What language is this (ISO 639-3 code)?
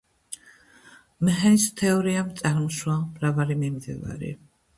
kat